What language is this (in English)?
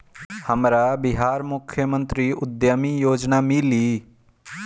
Bhojpuri